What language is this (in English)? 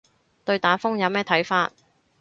Cantonese